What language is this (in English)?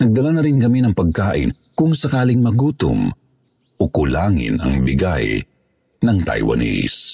Filipino